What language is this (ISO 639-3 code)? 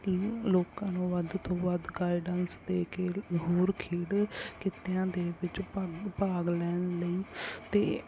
pan